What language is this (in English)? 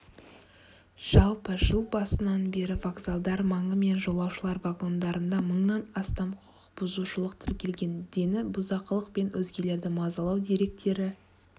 Kazakh